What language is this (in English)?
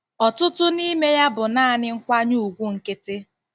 Igbo